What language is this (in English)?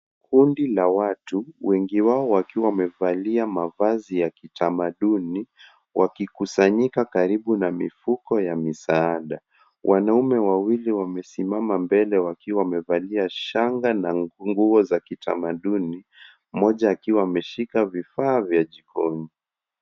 Swahili